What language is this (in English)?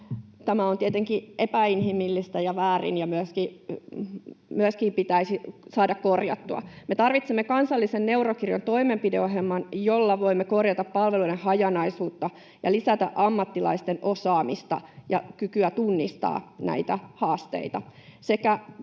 Finnish